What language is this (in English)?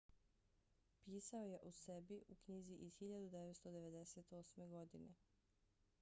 Bosnian